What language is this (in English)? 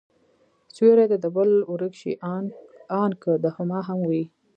Pashto